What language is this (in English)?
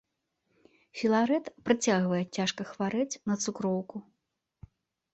Belarusian